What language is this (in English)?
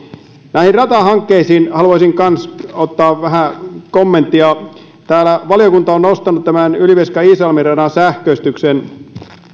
Finnish